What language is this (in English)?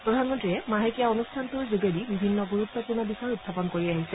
Assamese